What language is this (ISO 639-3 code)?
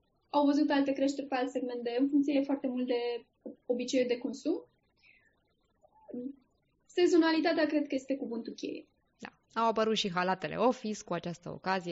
ron